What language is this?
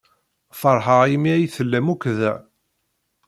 Kabyle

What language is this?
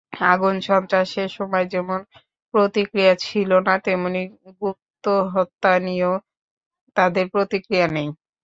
Bangla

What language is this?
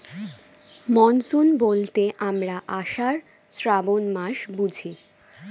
Bangla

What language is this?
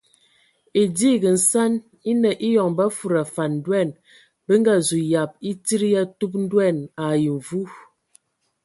Ewondo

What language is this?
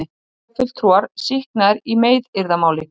Icelandic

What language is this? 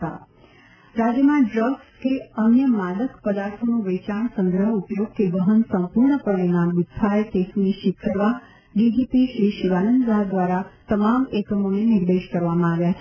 Gujarati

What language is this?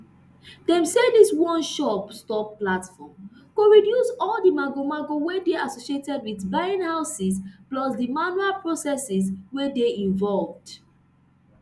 Nigerian Pidgin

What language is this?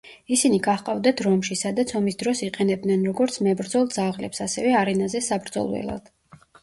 Georgian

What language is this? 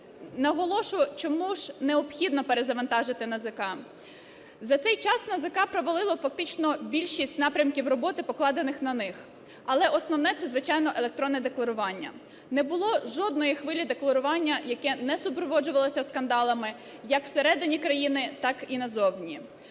Ukrainian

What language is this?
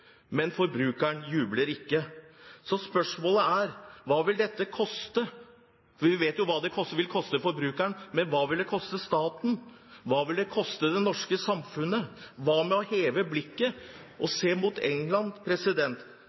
Norwegian Bokmål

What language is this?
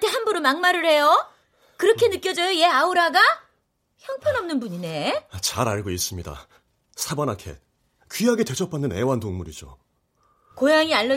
Korean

